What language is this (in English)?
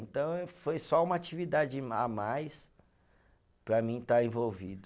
Portuguese